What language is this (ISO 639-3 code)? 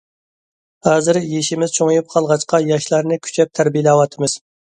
uig